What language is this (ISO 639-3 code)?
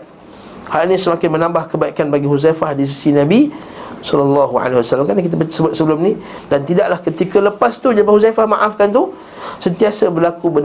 msa